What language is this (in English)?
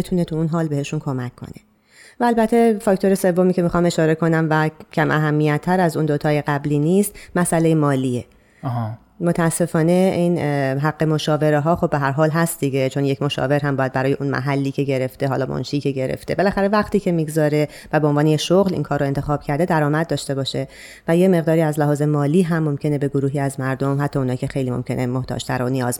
Persian